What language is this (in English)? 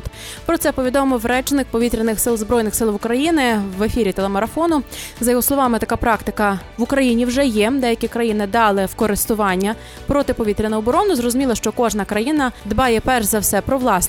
Ukrainian